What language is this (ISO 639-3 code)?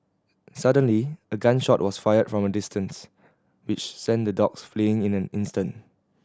eng